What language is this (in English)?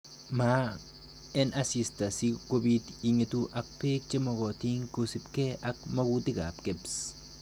Kalenjin